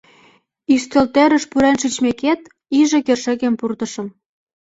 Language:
Mari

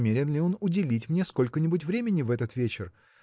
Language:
Russian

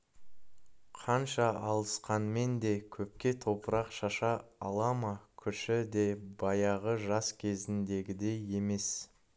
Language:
Kazakh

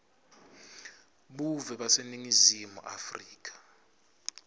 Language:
Swati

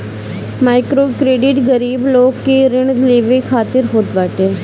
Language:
Bhojpuri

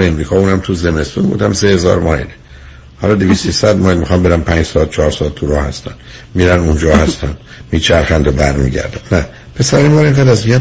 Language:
Persian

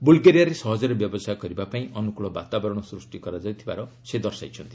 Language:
Odia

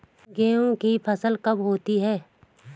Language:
Hindi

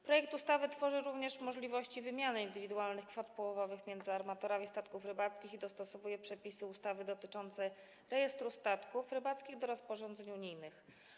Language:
Polish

